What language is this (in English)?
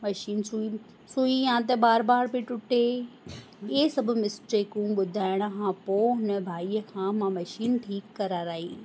Sindhi